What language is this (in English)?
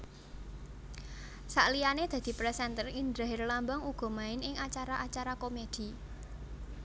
Javanese